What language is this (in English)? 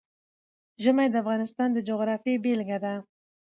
Pashto